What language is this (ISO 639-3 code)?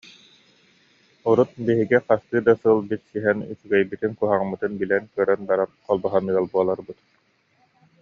sah